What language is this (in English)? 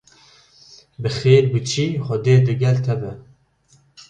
Kurdish